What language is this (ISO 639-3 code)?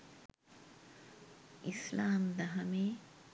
sin